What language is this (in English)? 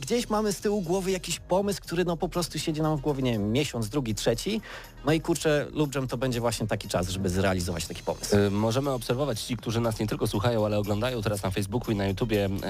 Polish